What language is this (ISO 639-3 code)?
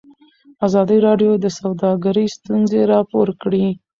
pus